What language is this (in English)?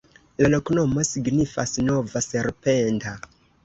Esperanto